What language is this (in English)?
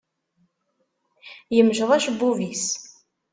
Kabyle